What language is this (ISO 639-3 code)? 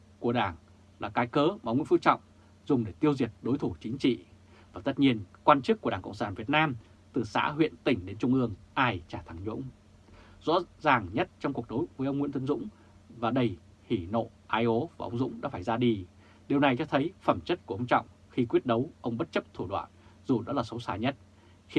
vie